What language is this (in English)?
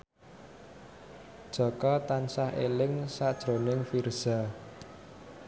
Javanese